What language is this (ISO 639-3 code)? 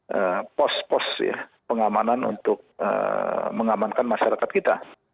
ind